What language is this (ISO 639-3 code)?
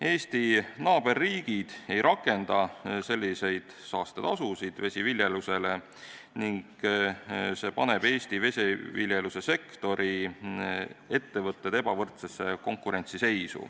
est